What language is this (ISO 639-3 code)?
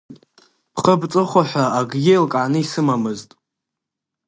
abk